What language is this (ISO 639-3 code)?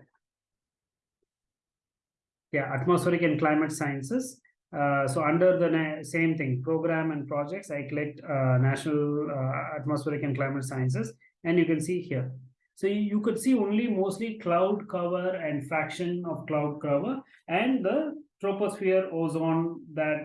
eng